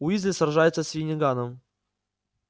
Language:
Russian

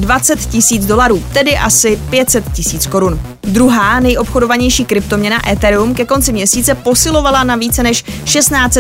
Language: Czech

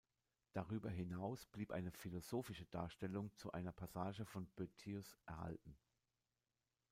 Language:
German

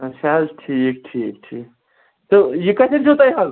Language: Kashmiri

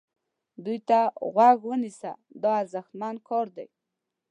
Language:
Pashto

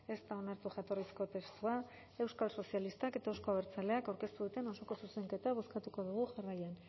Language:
Basque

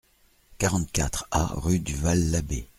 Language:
French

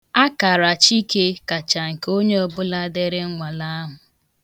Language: Igbo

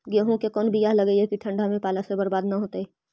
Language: Magahi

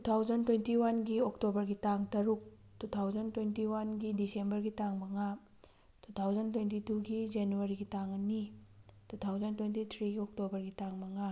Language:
Manipuri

